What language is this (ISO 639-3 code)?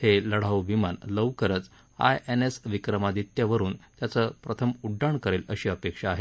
mar